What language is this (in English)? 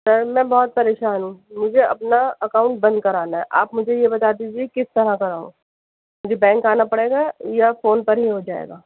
Urdu